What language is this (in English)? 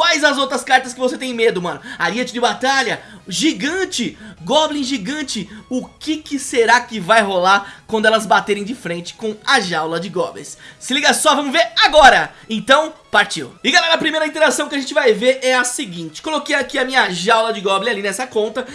Portuguese